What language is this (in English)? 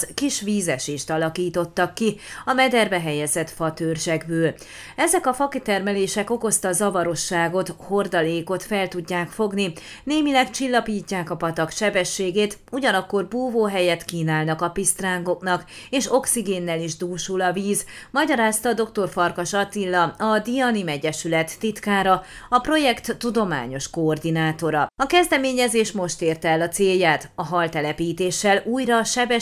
Hungarian